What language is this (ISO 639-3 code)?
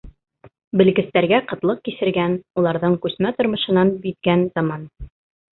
bak